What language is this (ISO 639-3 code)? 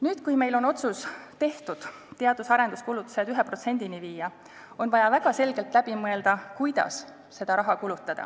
est